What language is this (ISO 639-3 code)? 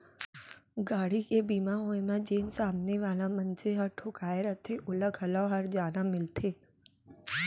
hne